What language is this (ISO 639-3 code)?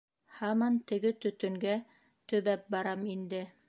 bak